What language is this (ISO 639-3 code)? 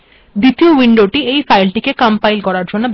ben